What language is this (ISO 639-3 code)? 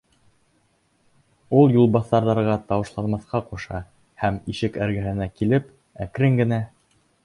bak